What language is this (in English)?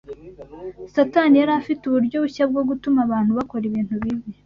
Kinyarwanda